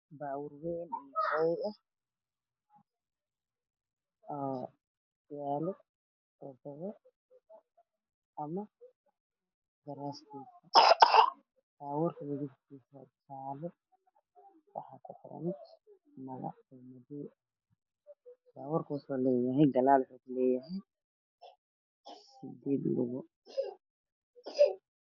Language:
Somali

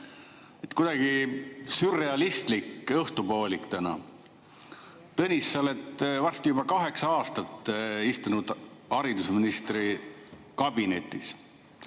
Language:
Estonian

